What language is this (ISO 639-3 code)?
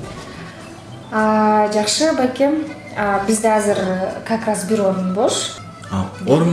tur